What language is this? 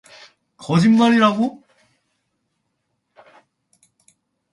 Korean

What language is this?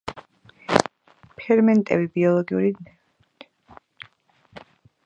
Georgian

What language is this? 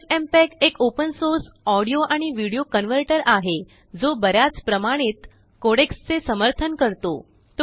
Marathi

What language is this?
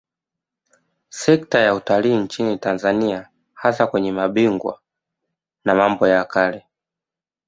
Swahili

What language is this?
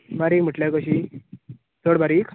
Konkani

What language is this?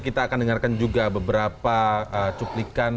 Indonesian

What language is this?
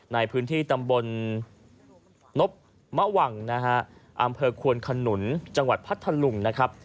Thai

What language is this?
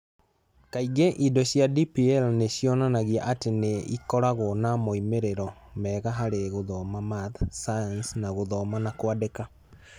Kikuyu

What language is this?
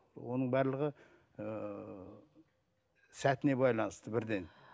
Kazakh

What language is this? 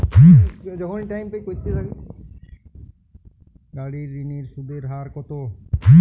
Bangla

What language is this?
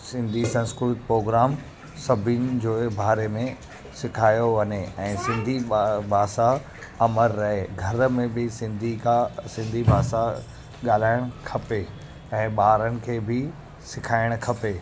Sindhi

